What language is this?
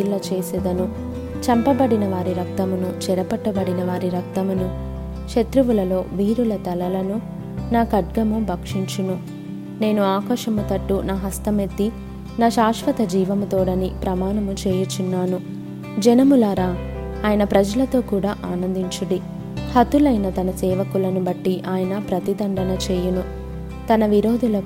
Telugu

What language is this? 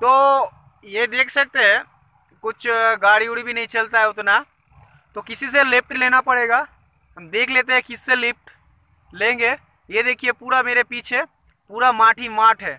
Hindi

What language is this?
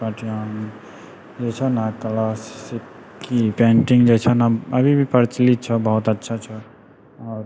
Maithili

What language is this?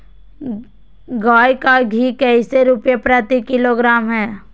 Magahi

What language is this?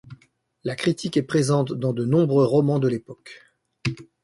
French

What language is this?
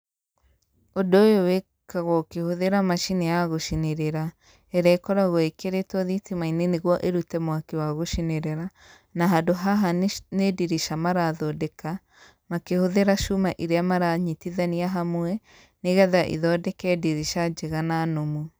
Kikuyu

